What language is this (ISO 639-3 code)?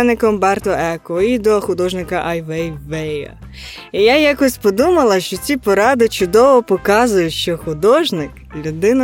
ukr